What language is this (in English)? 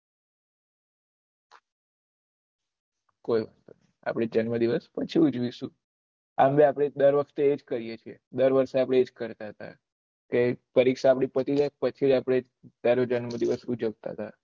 Gujarati